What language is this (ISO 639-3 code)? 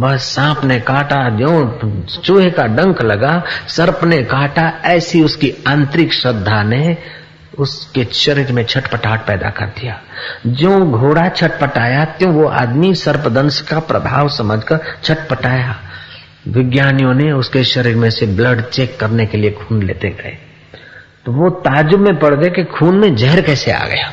hin